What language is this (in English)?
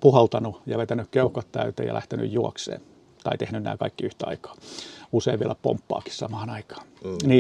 Finnish